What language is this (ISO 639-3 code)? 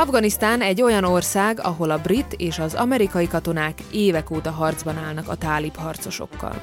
hun